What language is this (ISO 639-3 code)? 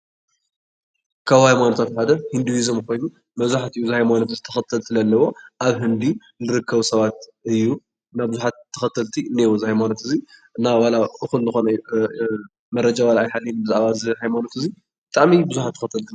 tir